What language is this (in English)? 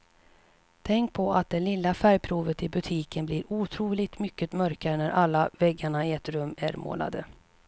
Swedish